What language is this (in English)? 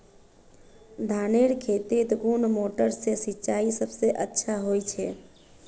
Magahi